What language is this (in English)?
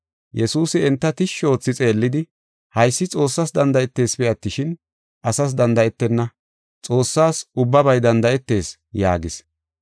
Gofa